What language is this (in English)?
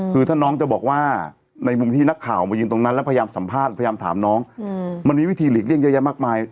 Thai